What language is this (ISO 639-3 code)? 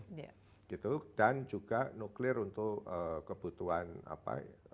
ind